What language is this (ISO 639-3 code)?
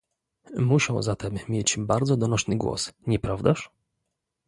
pol